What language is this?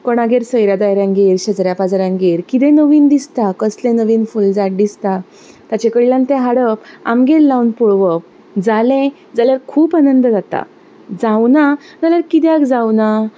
Konkani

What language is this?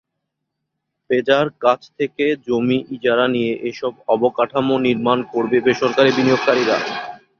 Bangla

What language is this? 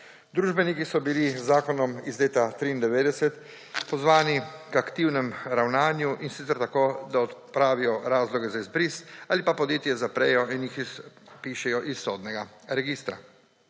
Slovenian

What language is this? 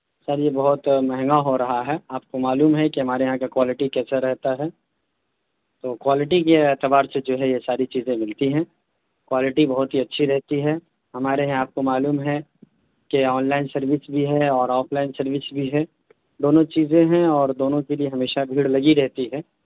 Urdu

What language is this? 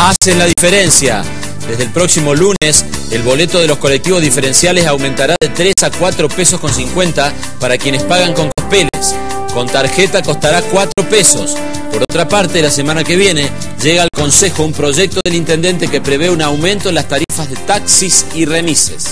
Spanish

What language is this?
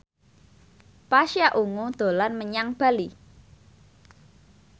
Javanese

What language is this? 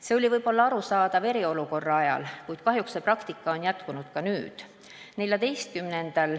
Estonian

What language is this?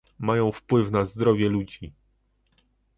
Polish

